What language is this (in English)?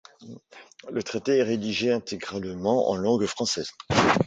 French